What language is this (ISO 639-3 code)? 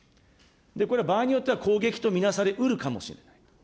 jpn